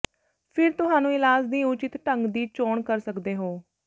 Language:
Punjabi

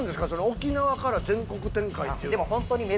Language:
Japanese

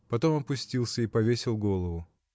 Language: Russian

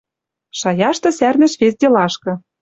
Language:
Western Mari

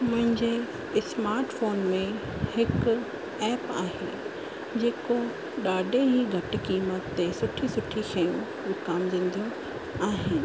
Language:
Sindhi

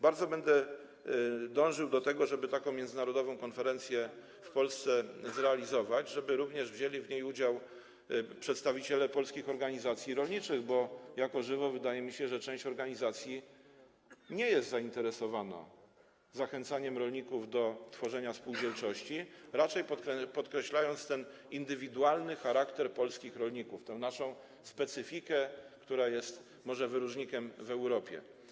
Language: Polish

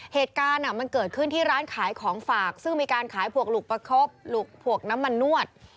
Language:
Thai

